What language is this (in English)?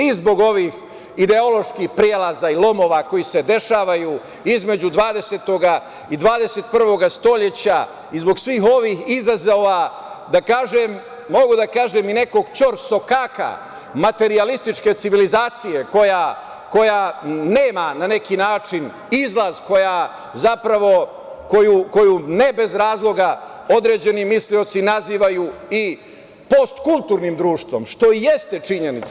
Serbian